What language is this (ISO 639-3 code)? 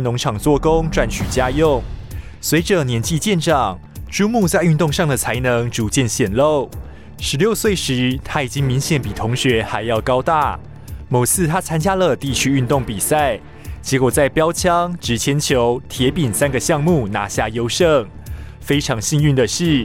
zho